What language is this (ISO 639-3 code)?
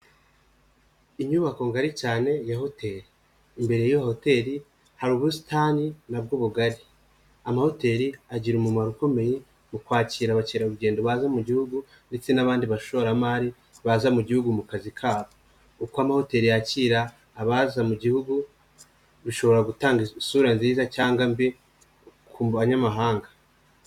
kin